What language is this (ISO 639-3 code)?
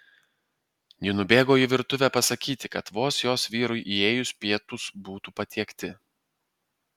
lit